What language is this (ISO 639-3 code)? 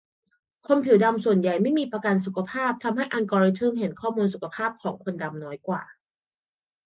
tha